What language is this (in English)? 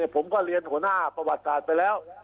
Thai